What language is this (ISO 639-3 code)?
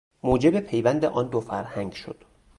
fas